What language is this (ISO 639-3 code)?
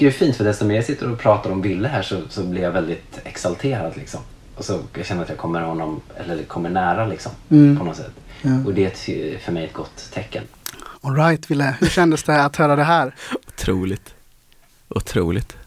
swe